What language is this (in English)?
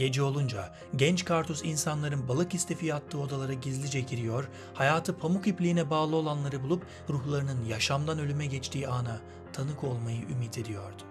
Turkish